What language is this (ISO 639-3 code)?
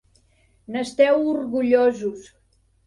cat